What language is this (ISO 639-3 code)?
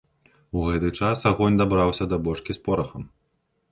bel